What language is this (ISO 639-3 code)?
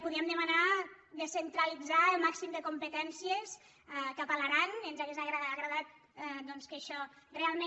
cat